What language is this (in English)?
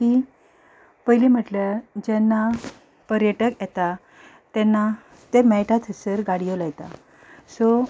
Konkani